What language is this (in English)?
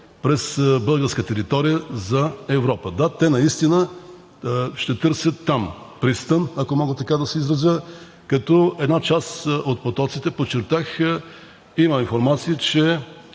Bulgarian